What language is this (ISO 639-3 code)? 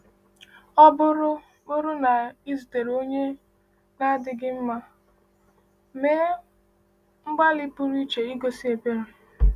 ibo